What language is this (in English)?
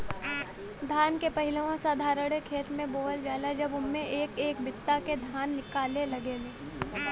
Bhojpuri